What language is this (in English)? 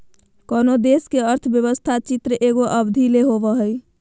Magahi